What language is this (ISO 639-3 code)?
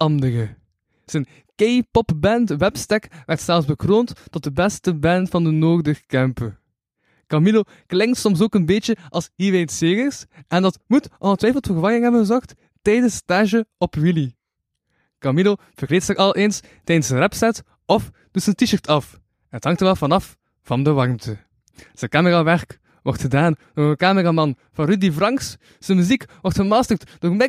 nld